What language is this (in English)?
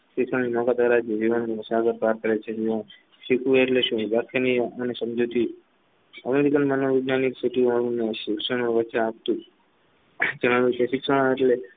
Gujarati